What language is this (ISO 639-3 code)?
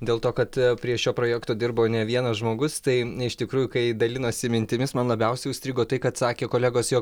lit